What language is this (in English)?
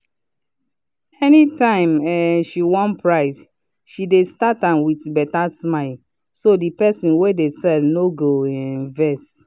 Nigerian Pidgin